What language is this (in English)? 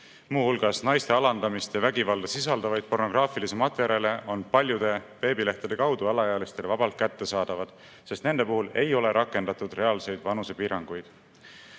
Estonian